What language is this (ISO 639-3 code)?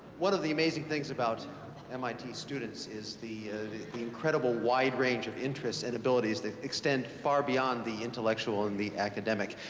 eng